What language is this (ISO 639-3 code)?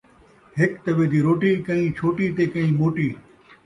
skr